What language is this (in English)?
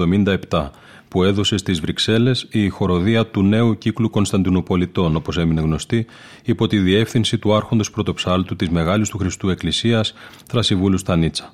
Greek